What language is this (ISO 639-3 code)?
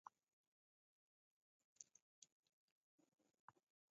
dav